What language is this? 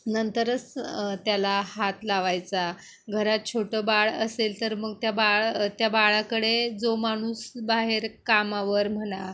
Marathi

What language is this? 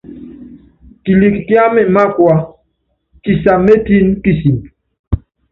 Yangben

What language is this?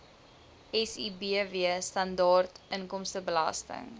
Afrikaans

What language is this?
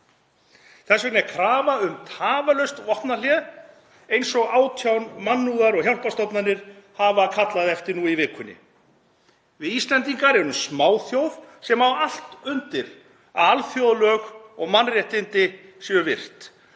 Icelandic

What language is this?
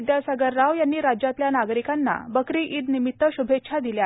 Marathi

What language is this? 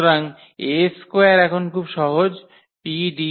Bangla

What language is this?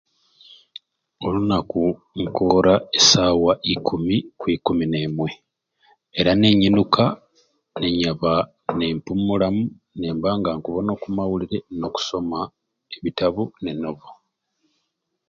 Ruuli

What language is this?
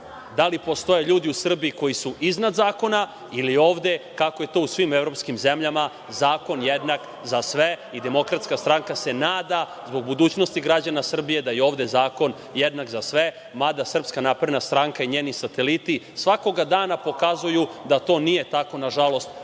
Serbian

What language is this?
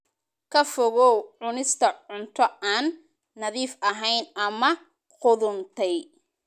Somali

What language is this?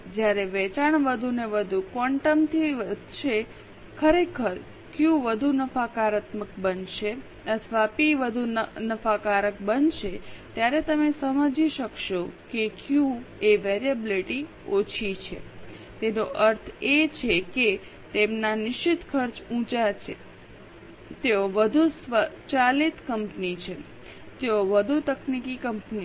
Gujarati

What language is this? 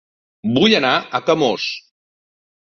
Catalan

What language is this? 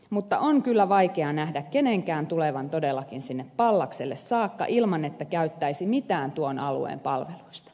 Finnish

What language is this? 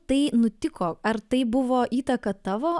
Lithuanian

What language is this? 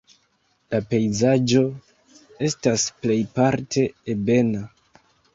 Esperanto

